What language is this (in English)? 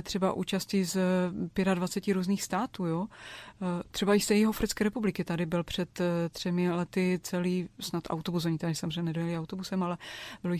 Czech